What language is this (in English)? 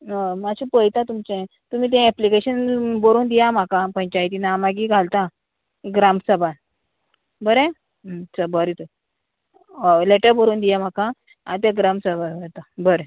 Konkani